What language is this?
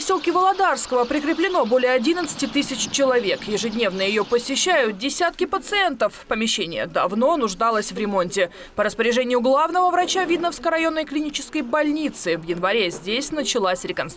Russian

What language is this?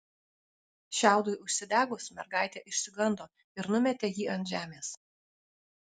Lithuanian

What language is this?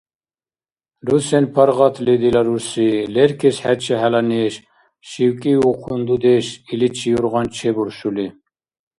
Dargwa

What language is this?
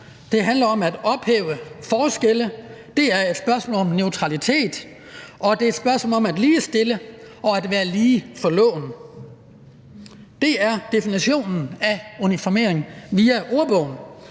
Danish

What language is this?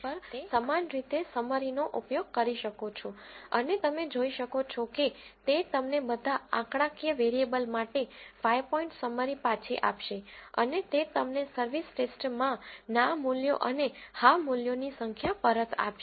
Gujarati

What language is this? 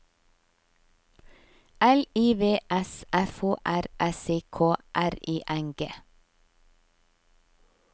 Norwegian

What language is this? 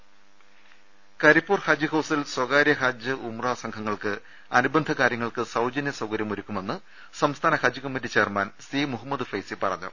Malayalam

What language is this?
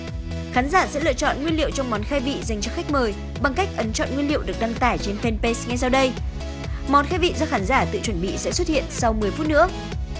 Vietnamese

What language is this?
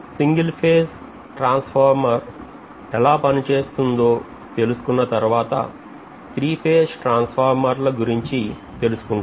Telugu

